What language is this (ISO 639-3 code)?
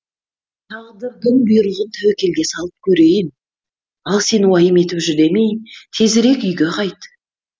kaz